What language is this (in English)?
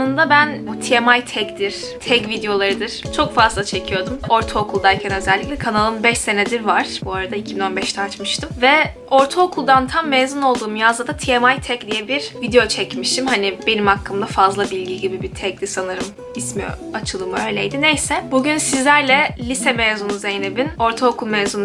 Turkish